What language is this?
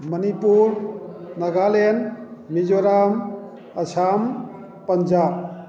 Manipuri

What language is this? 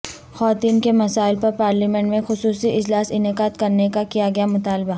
Urdu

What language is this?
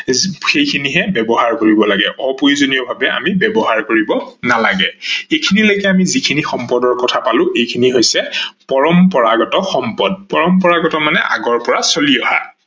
Assamese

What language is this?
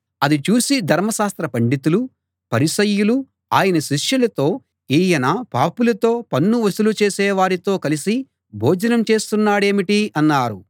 Telugu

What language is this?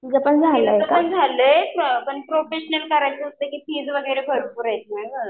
Marathi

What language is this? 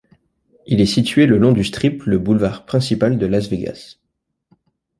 French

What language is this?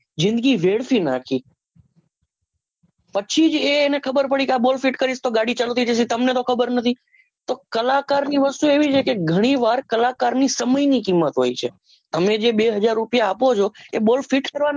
Gujarati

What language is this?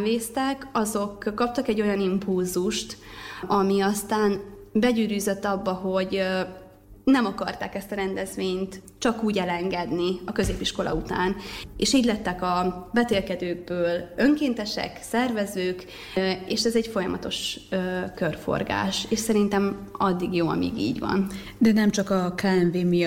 Hungarian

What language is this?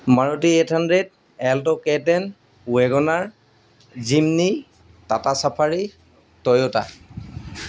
Assamese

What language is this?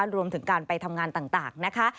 Thai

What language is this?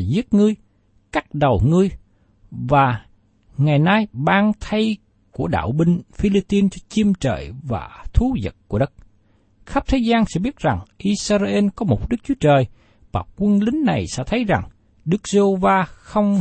Vietnamese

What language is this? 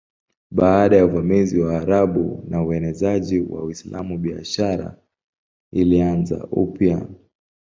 Swahili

